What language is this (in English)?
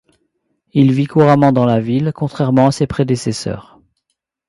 French